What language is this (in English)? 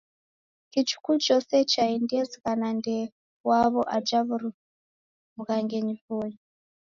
Taita